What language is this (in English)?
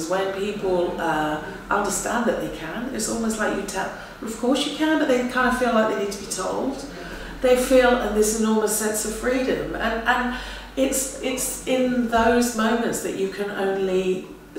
English